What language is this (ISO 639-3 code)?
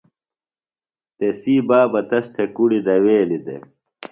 phl